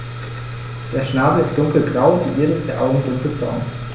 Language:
German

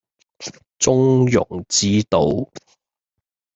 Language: Cantonese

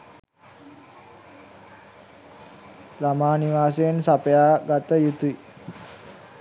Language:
Sinhala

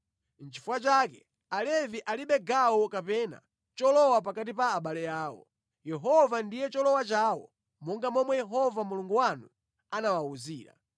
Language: Nyanja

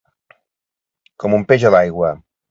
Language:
Catalan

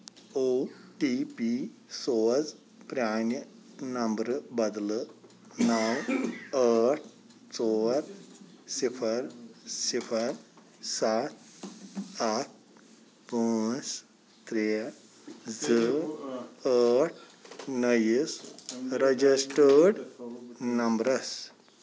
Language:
Kashmiri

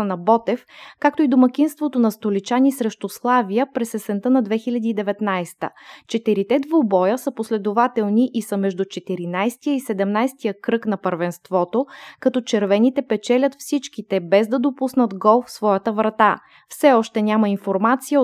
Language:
Bulgarian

